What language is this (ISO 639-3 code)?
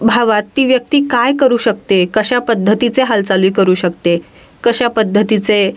mar